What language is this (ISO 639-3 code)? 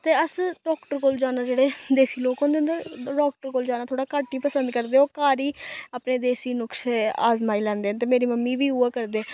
doi